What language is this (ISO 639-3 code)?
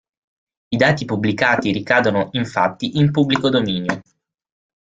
ita